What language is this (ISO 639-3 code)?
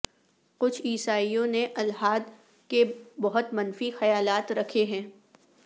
urd